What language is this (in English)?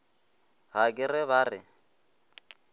Northern Sotho